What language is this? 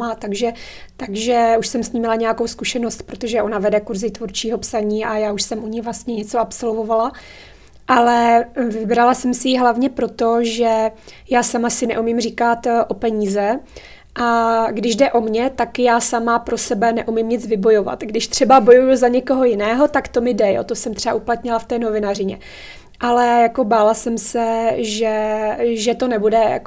Czech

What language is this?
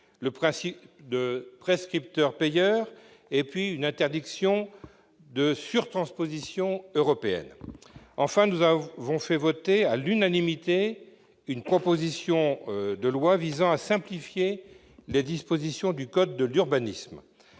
French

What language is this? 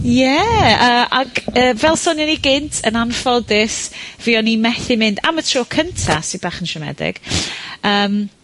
Welsh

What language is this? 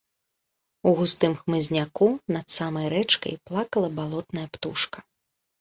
Belarusian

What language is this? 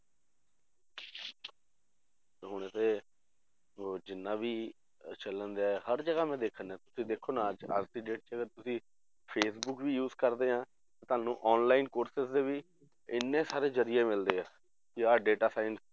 Punjabi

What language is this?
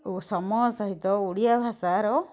Odia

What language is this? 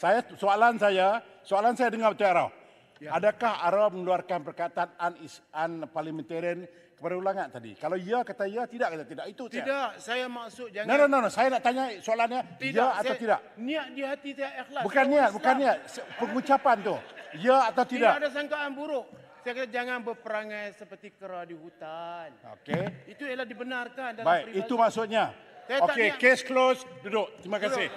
Malay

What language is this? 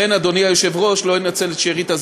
Hebrew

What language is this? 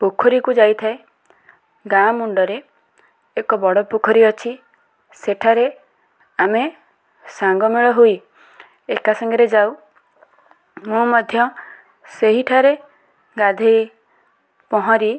Odia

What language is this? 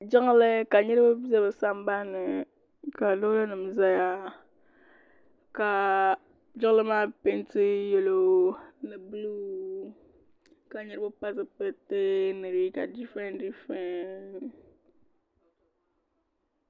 Dagbani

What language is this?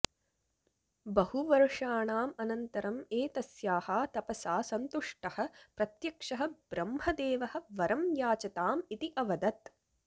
Sanskrit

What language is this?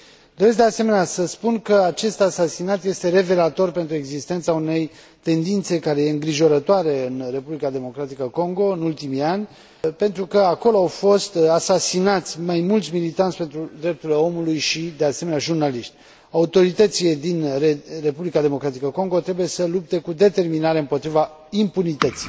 Romanian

